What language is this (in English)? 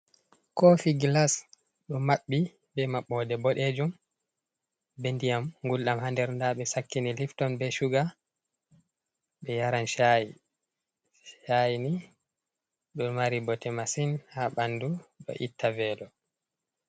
Fula